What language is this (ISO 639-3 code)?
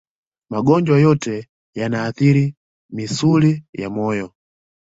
swa